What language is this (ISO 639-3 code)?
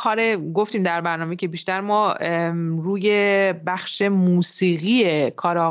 fas